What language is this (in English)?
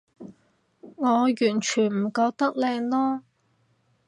Cantonese